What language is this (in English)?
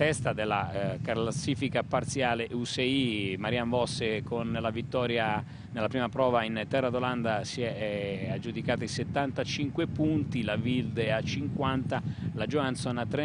Italian